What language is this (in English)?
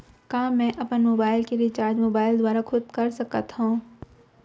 Chhattisgarhi